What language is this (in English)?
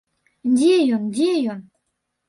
Belarusian